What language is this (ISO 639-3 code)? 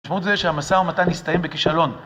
heb